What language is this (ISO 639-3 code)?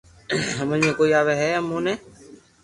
lrk